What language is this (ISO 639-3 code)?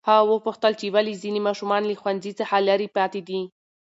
pus